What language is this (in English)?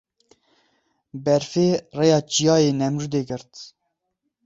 Kurdish